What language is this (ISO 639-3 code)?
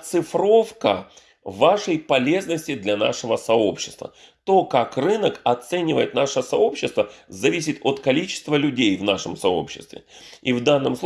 rus